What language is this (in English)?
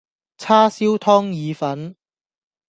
Cantonese